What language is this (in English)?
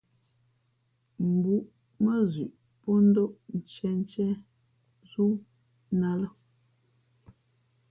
Fe'fe'